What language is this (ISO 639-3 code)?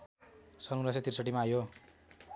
nep